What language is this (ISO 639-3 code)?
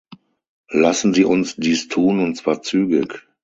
deu